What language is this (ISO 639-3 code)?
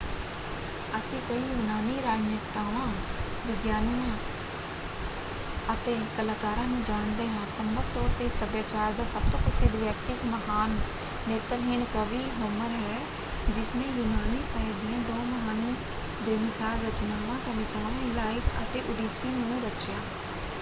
pan